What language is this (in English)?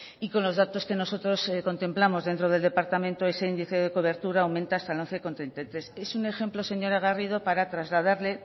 Spanish